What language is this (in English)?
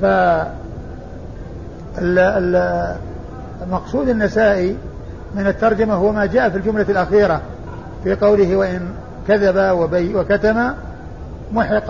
Arabic